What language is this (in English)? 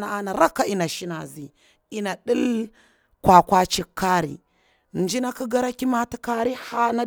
Bura-Pabir